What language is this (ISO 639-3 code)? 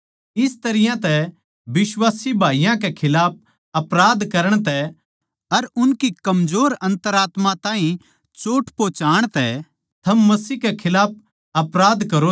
bgc